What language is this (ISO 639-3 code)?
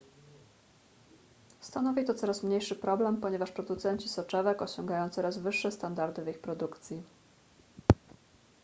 pol